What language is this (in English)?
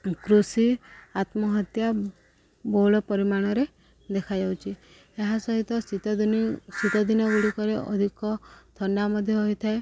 Odia